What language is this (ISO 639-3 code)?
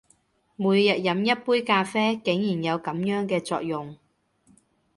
yue